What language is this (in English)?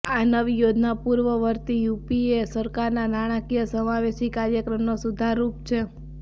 Gujarati